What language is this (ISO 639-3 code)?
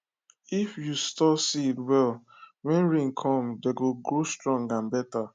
pcm